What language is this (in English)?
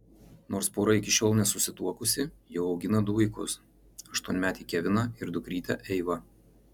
Lithuanian